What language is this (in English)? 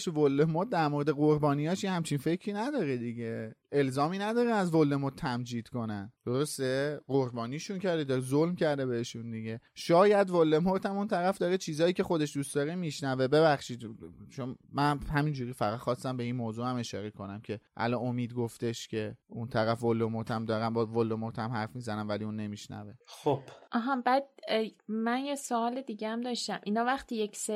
Persian